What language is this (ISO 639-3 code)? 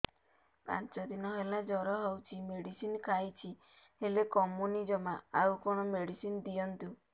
ori